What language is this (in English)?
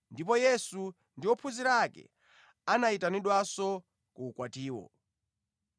Nyanja